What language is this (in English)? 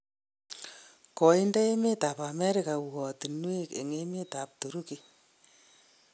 Kalenjin